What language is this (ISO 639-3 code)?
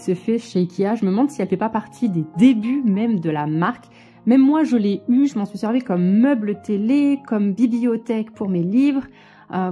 fra